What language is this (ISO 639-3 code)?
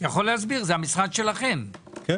heb